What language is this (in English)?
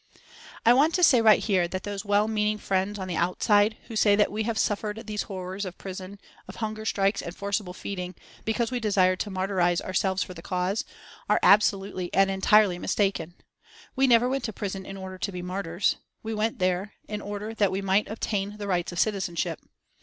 English